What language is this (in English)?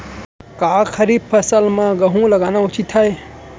Chhattisgarhi